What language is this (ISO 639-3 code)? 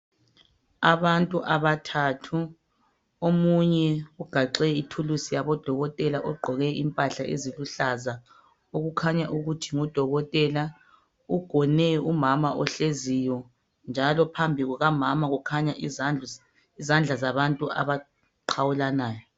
nde